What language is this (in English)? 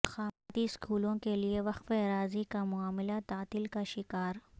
Urdu